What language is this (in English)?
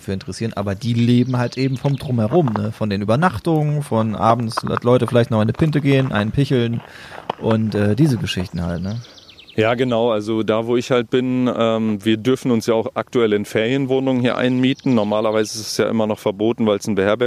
German